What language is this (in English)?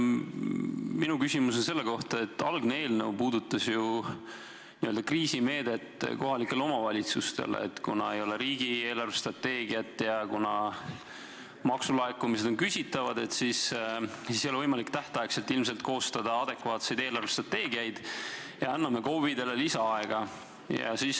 Estonian